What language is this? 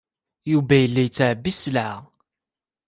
Kabyle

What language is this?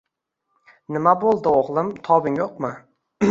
Uzbek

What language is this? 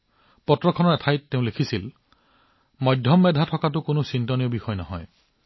Assamese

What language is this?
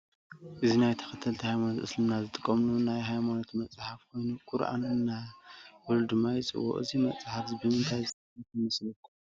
Tigrinya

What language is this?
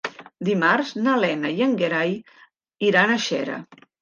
Catalan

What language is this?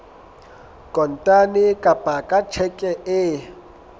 Southern Sotho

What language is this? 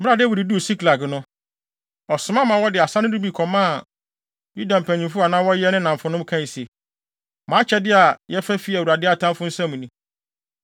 Akan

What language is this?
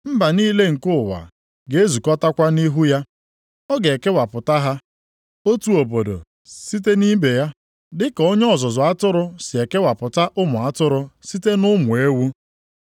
Igbo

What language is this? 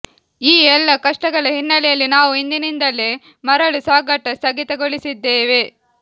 Kannada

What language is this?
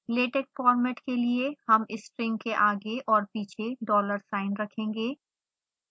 Hindi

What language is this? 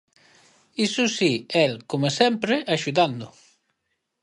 Galician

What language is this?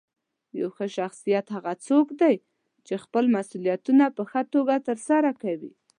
Pashto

